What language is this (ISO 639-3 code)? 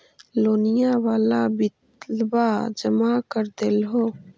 mag